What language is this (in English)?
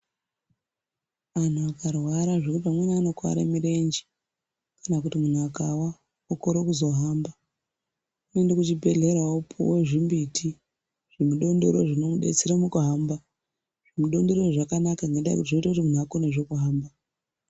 Ndau